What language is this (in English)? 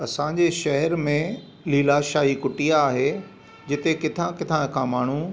Sindhi